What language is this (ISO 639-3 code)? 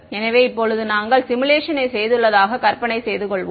tam